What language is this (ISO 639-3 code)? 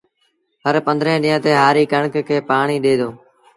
sbn